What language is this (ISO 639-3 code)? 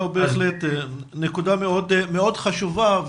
heb